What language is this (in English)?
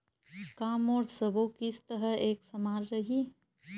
Chhattisgarhi